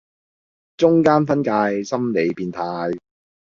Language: Cantonese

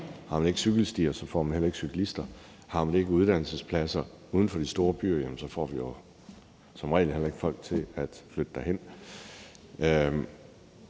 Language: Danish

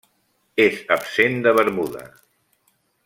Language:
Catalan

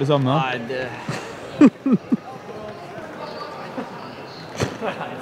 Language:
Norwegian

